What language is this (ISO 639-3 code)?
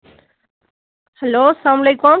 kas